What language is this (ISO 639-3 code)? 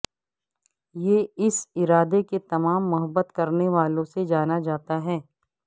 urd